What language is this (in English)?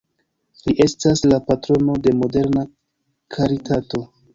Esperanto